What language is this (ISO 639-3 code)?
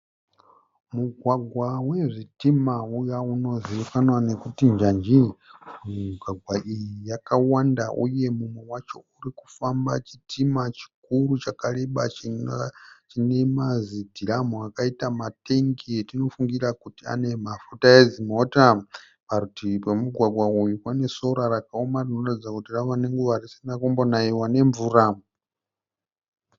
sna